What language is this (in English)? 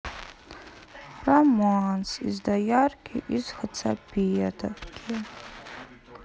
Russian